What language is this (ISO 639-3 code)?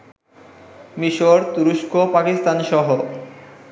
ben